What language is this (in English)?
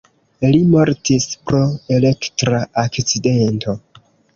Esperanto